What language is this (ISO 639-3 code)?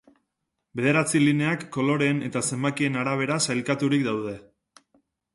eus